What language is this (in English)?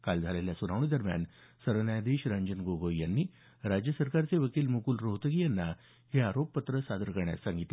Marathi